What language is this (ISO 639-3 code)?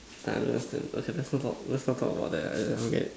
eng